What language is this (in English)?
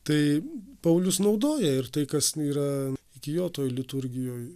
Lithuanian